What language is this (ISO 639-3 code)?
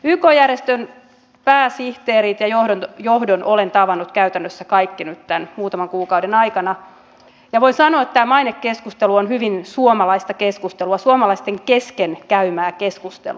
fin